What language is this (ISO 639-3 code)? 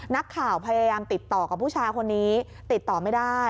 tha